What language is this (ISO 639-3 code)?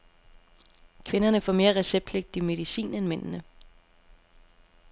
dan